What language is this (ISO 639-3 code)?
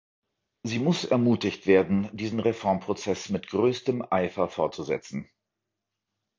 deu